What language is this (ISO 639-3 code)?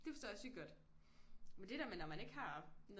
dan